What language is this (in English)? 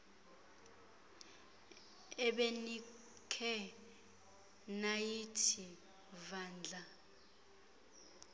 Xhosa